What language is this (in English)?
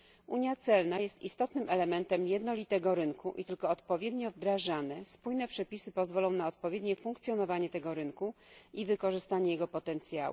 Polish